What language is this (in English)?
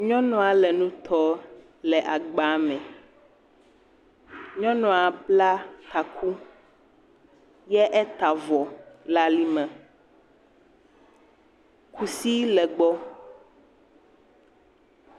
Ewe